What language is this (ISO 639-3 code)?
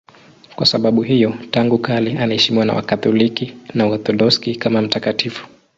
swa